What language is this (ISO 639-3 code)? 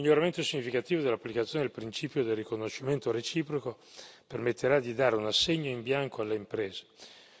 ita